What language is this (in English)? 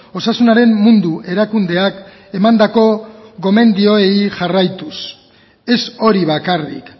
Basque